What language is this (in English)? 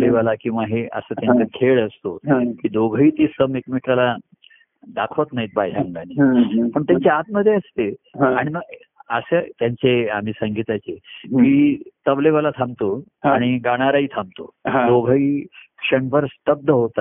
Marathi